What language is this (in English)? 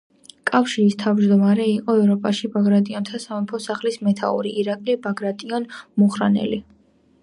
Georgian